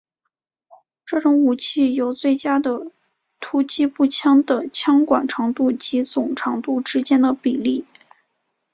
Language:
Chinese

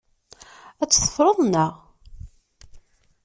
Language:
Kabyle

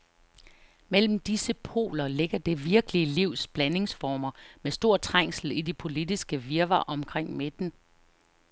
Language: Danish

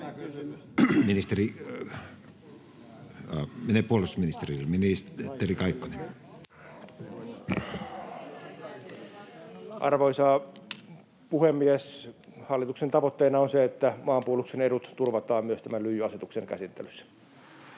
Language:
Finnish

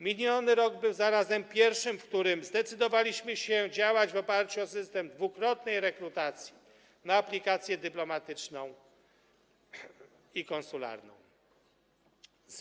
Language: Polish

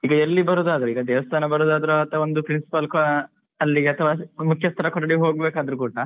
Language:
Kannada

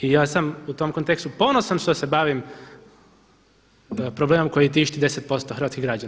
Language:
Croatian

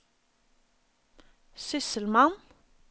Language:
Norwegian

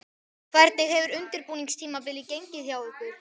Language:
Icelandic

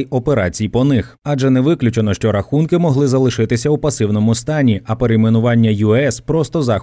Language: Ukrainian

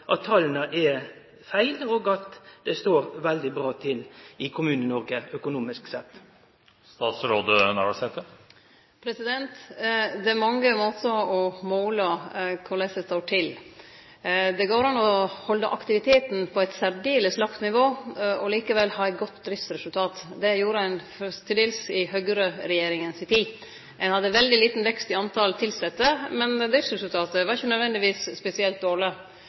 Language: Norwegian Nynorsk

